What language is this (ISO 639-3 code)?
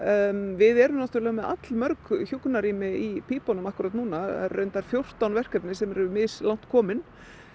isl